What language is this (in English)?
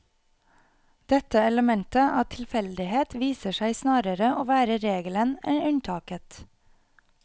Norwegian